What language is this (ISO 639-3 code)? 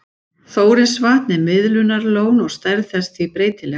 isl